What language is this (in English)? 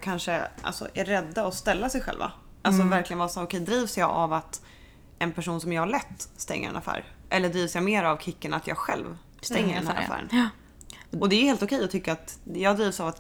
Swedish